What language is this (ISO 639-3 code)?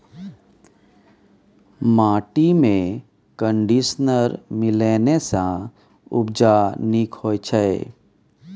mai